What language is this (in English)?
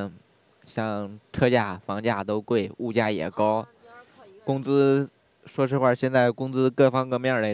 Chinese